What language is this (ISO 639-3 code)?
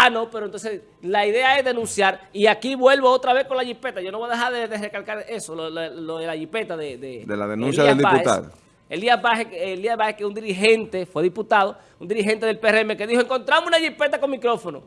spa